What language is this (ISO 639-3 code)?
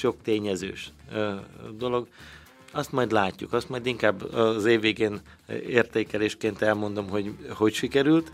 hun